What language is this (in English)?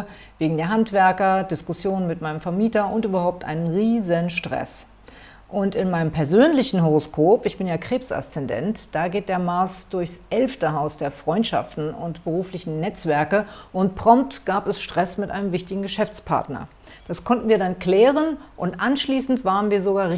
German